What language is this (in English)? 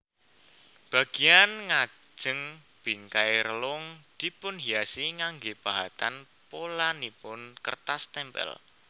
Javanese